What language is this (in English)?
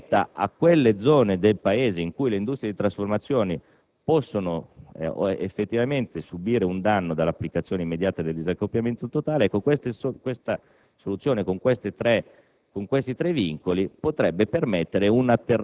Italian